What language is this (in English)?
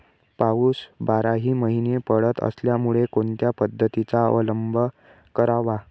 Marathi